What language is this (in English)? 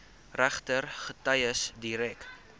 Afrikaans